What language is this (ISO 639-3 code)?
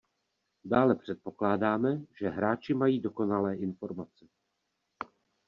ces